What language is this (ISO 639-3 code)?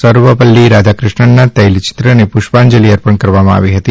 guj